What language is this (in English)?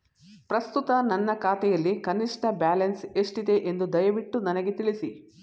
Kannada